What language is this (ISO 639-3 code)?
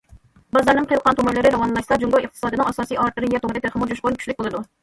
uig